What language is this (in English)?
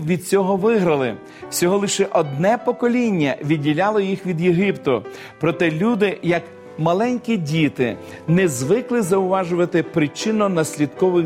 Ukrainian